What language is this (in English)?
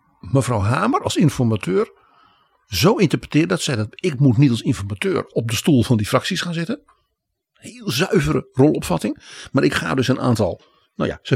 Dutch